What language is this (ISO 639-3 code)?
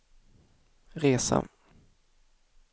swe